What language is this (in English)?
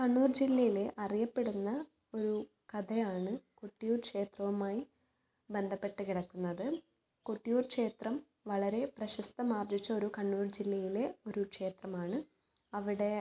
Malayalam